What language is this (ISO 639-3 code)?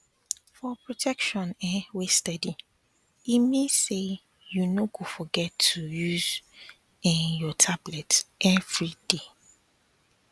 pcm